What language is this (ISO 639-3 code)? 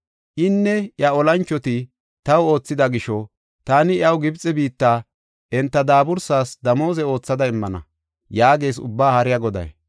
gof